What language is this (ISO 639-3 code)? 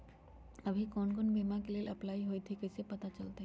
mag